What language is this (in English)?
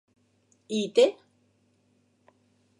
Catalan